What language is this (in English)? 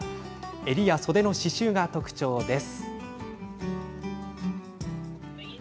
Japanese